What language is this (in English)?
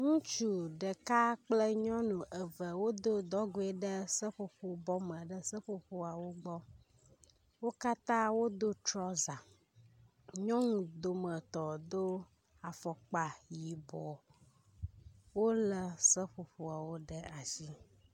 Ewe